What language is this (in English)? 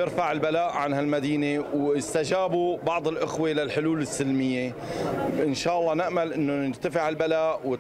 Arabic